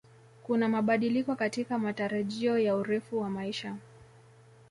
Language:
Swahili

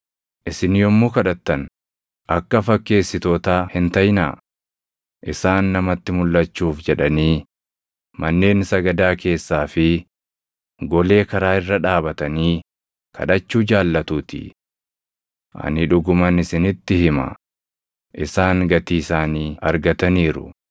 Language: Oromo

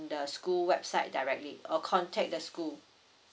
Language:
English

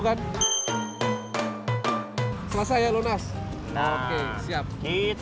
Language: Indonesian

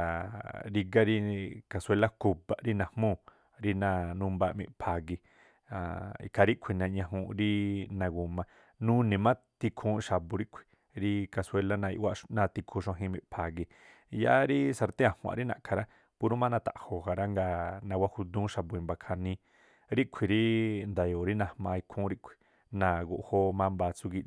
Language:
Tlacoapa Me'phaa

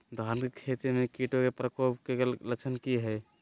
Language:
Magahi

